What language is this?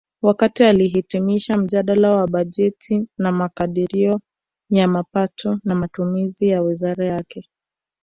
Swahili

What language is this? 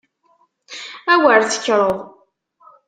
Kabyle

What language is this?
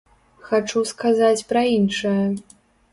Belarusian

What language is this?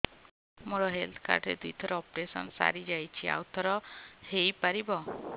Odia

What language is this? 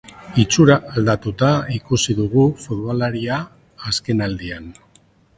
Basque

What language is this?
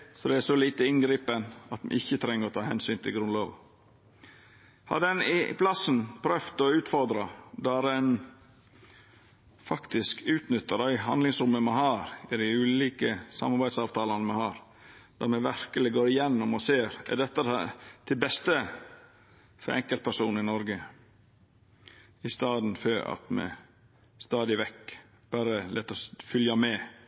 Norwegian Nynorsk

